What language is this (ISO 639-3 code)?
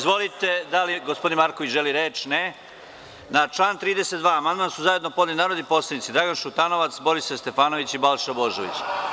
srp